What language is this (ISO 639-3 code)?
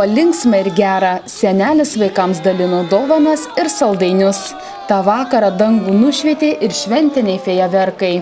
por